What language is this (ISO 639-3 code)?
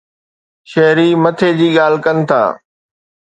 snd